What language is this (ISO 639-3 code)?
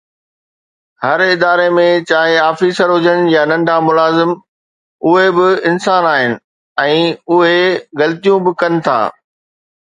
snd